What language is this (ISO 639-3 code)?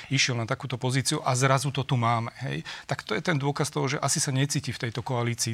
slk